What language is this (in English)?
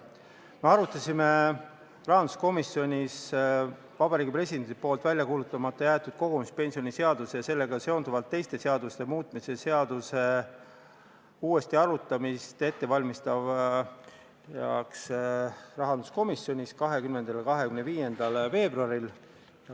Estonian